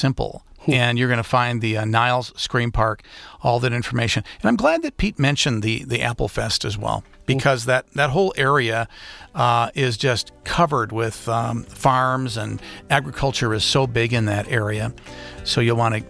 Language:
English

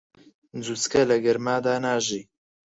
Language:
Central Kurdish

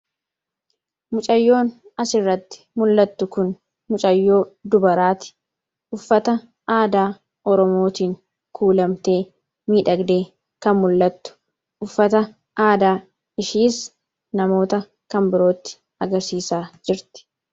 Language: Oromo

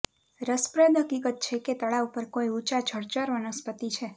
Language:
Gujarati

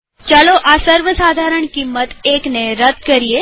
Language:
Gujarati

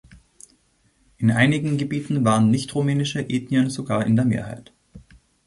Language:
German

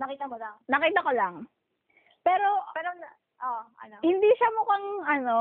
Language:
Filipino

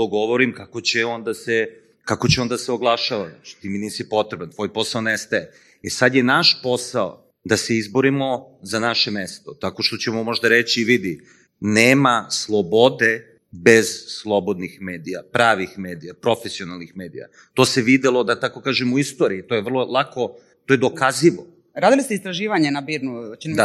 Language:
Croatian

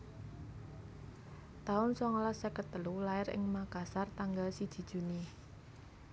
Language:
Javanese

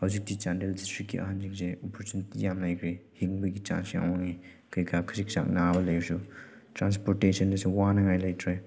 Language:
Manipuri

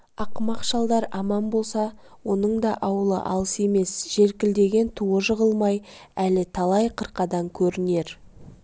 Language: Kazakh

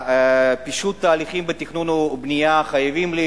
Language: Hebrew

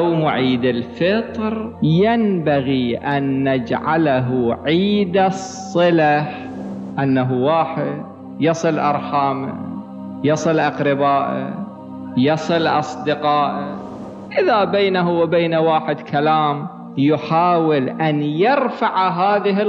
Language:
Arabic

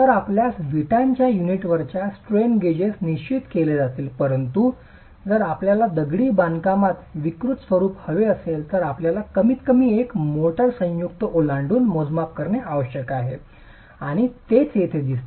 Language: Marathi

